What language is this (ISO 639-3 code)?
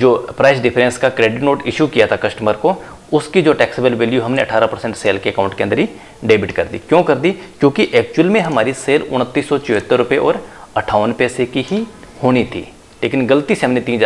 hin